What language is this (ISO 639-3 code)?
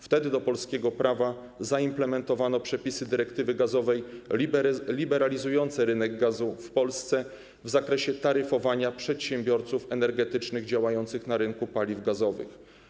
pol